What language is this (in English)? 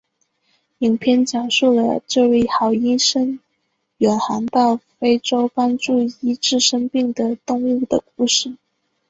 Chinese